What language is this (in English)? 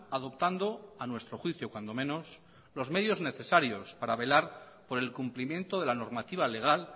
Spanish